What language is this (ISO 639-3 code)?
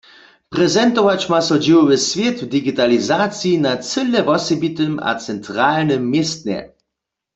hsb